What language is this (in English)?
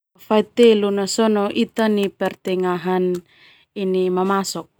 Termanu